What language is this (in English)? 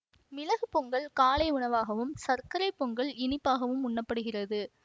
Tamil